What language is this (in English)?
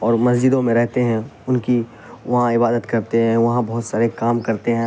Urdu